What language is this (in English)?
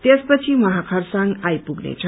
Nepali